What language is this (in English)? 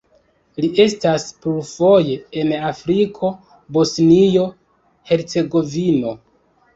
Esperanto